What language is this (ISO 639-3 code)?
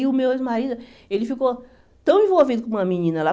por